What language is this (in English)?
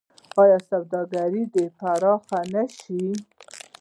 Pashto